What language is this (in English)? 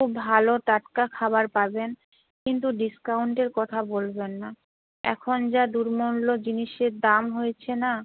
Bangla